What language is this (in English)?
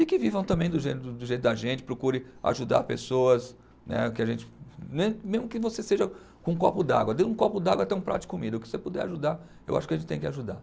Portuguese